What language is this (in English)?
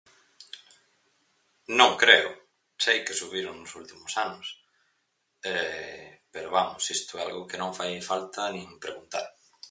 Galician